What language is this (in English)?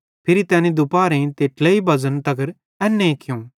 Bhadrawahi